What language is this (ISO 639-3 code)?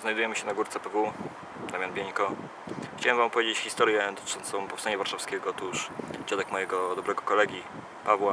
pol